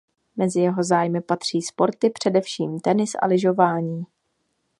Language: Czech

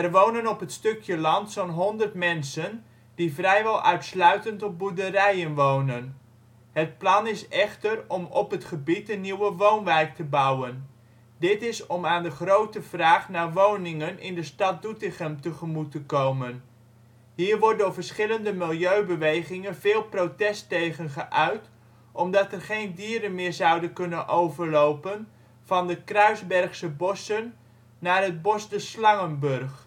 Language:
Dutch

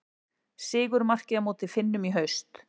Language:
Icelandic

